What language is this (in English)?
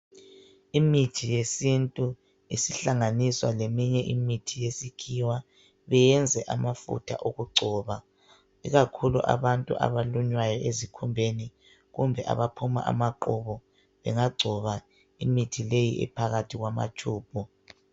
North Ndebele